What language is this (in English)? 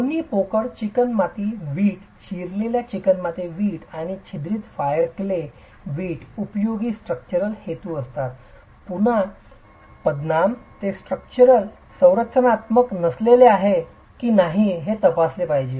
Marathi